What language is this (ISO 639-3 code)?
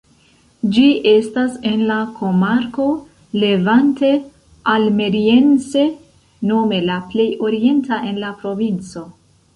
epo